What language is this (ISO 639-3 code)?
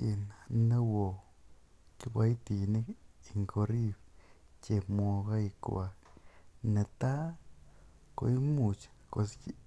kln